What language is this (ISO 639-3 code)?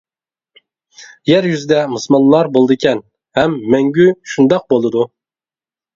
uig